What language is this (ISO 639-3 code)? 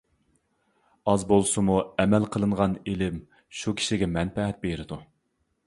uig